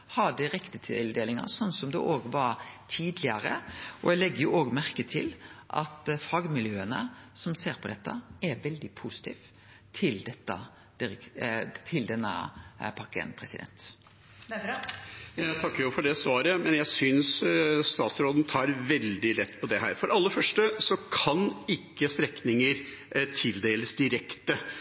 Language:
Norwegian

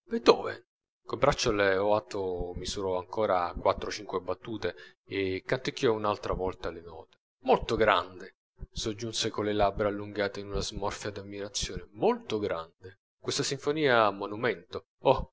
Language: Italian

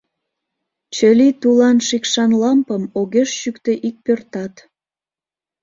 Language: Mari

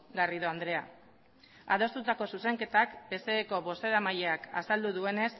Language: Basque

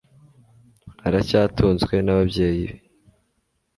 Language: Kinyarwanda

